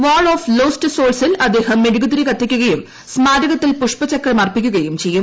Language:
Malayalam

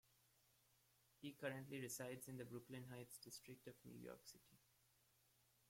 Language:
English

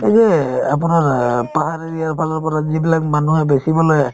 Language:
Assamese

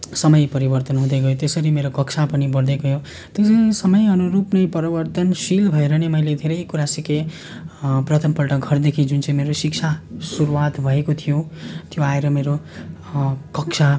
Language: Nepali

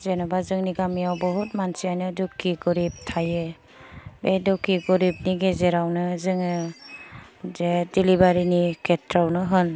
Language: Bodo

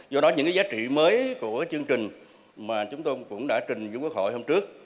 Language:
Vietnamese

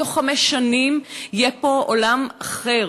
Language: Hebrew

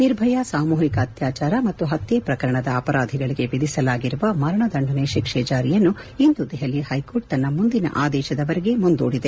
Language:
Kannada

